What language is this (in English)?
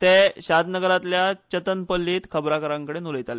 Konkani